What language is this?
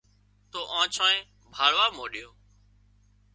Wadiyara Koli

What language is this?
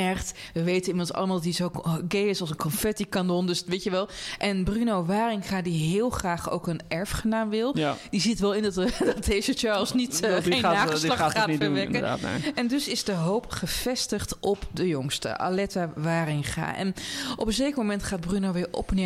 Dutch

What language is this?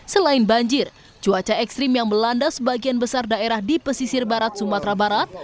Indonesian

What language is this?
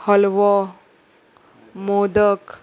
Konkani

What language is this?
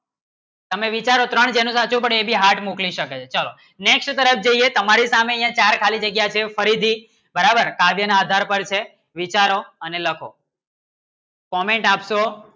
Gujarati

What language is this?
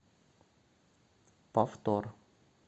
Russian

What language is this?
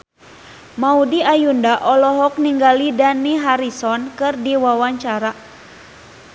Sundanese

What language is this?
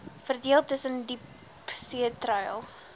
Afrikaans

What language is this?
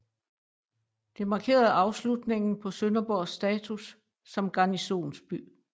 Danish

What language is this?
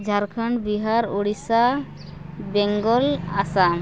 Santali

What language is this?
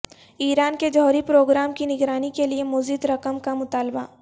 Urdu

